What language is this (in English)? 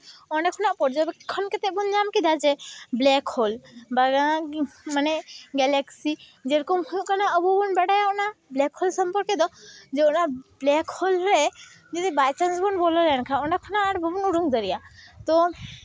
Santali